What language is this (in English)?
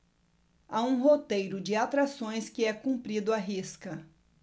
Portuguese